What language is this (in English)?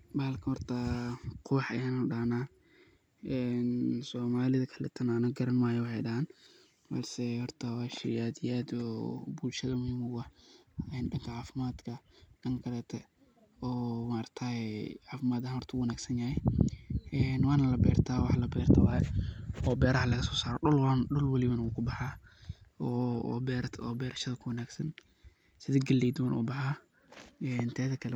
Somali